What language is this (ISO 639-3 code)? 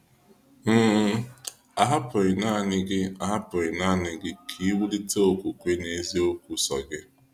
ibo